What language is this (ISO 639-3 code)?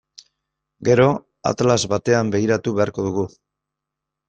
eus